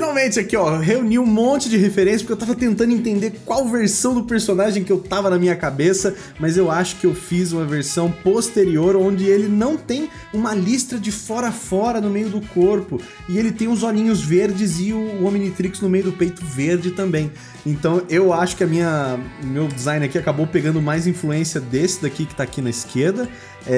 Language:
Portuguese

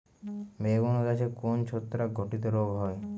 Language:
Bangla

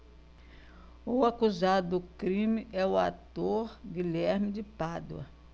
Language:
Portuguese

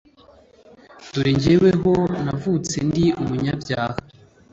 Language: Kinyarwanda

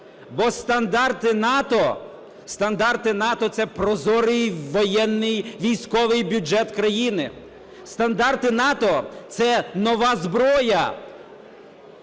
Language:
Ukrainian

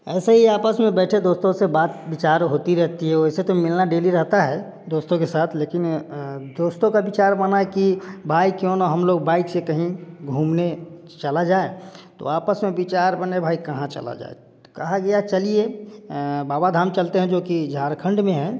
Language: Hindi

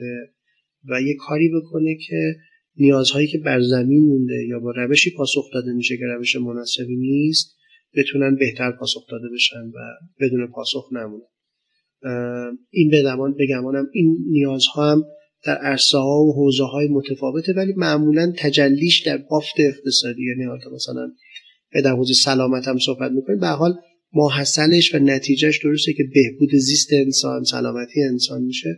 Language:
Persian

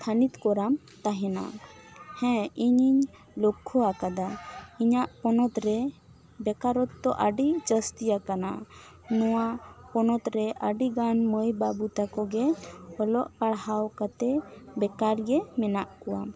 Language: Santali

